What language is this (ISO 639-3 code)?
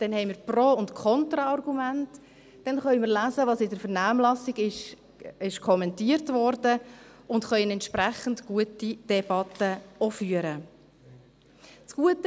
gsw